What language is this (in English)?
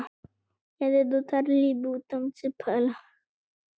Icelandic